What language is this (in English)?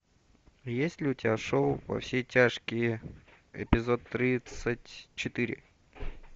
Russian